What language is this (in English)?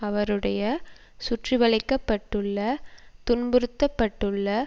Tamil